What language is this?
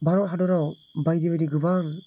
Bodo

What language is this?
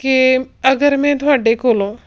Punjabi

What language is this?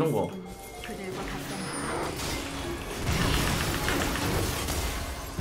Korean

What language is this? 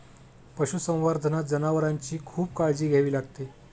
Marathi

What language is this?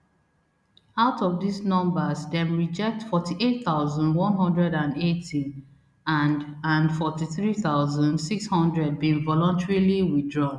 Nigerian Pidgin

